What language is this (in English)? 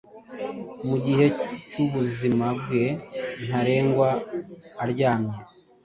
Kinyarwanda